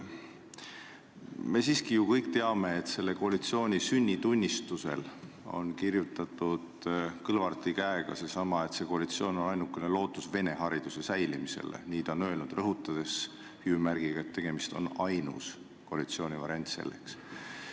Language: Estonian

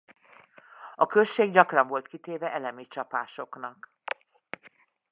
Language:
Hungarian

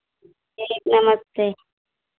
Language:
Hindi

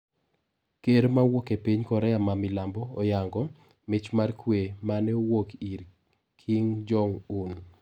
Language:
Luo (Kenya and Tanzania)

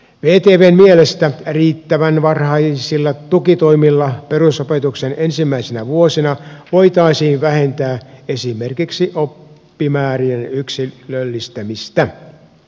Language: Finnish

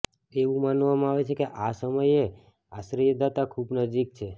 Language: Gujarati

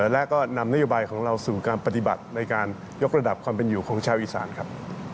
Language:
Thai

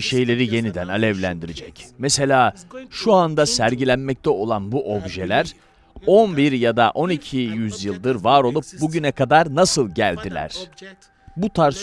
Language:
Turkish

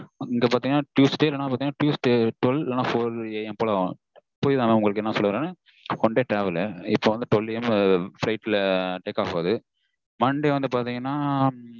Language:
Tamil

